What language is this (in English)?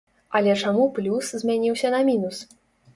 Belarusian